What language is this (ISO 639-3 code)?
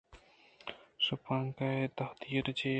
bgp